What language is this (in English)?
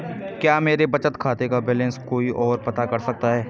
Hindi